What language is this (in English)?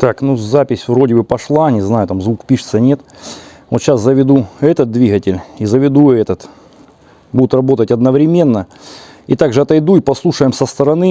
Russian